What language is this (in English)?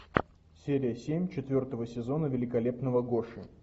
Russian